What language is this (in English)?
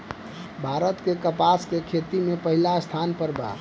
Bhojpuri